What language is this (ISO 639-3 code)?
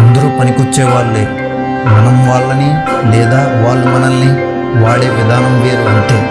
tel